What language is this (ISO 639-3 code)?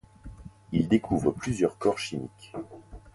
fra